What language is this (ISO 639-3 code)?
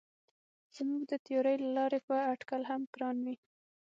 pus